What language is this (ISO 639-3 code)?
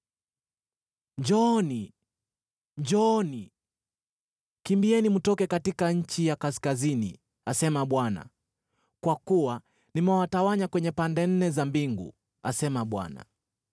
swa